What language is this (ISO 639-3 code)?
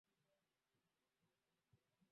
swa